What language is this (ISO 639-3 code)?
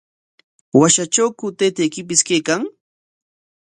qwa